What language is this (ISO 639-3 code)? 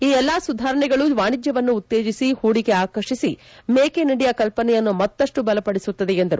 kan